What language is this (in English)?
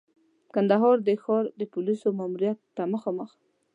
Pashto